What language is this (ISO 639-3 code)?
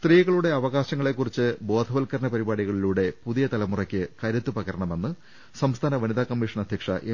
mal